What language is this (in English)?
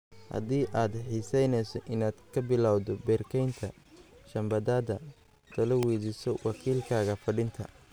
Somali